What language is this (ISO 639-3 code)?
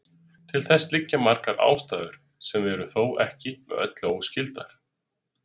isl